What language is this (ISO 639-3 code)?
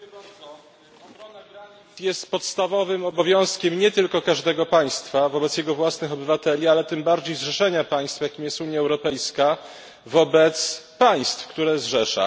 pol